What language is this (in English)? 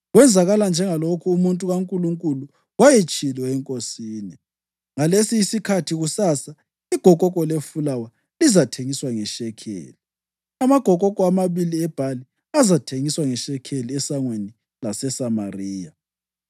North Ndebele